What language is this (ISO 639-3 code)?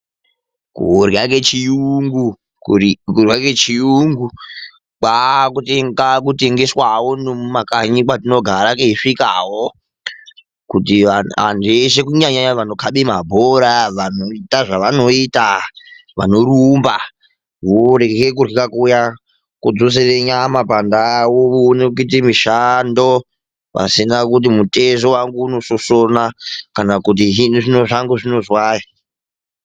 ndc